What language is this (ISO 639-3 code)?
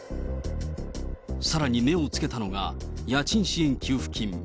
jpn